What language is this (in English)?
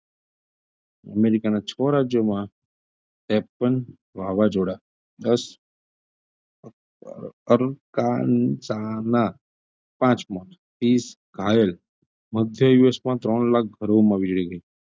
Gujarati